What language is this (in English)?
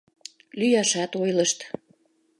Mari